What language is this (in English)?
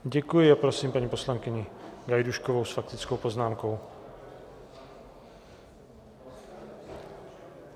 Czech